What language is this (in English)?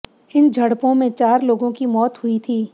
Hindi